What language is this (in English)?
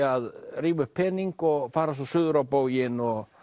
Icelandic